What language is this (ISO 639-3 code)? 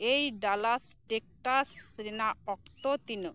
sat